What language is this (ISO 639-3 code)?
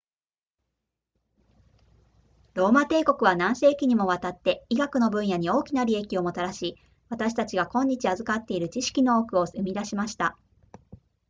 jpn